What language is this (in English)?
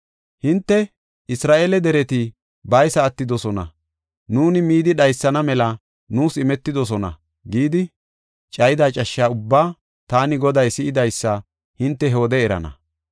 Gofa